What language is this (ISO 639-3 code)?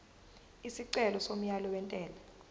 zul